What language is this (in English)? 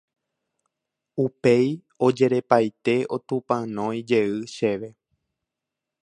Guarani